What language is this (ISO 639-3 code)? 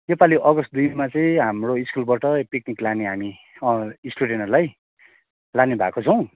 nep